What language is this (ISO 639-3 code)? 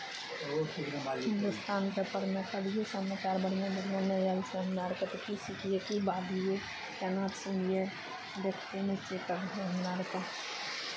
mai